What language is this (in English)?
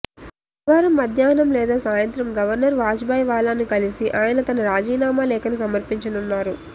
Telugu